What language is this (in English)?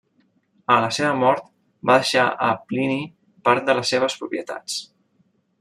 Catalan